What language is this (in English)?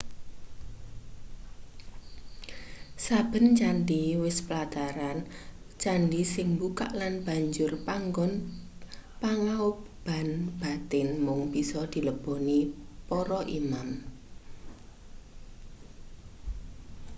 Javanese